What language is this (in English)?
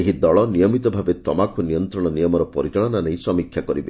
Odia